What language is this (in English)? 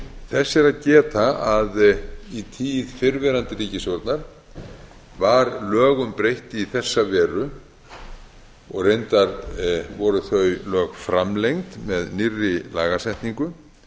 Icelandic